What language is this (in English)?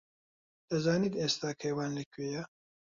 Central Kurdish